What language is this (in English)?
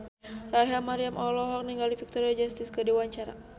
Sundanese